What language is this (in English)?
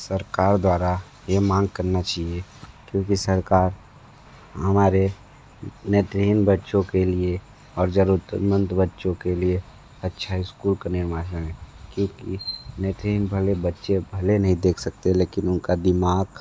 Hindi